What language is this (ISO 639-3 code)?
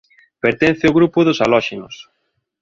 glg